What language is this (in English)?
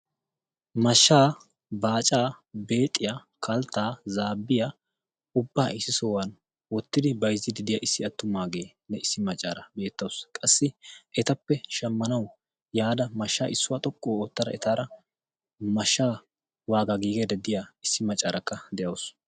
Wolaytta